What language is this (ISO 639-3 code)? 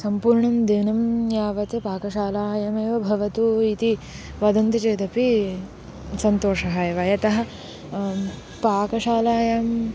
san